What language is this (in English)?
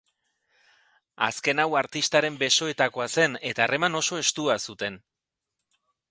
Basque